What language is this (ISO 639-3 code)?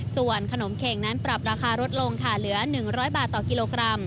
tha